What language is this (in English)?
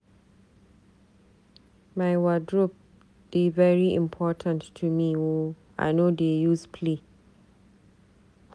Nigerian Pidgin